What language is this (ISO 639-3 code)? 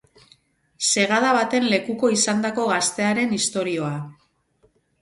eus